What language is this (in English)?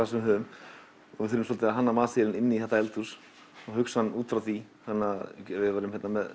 Icelandic